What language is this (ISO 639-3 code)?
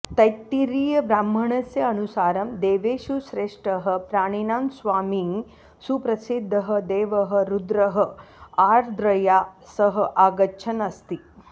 san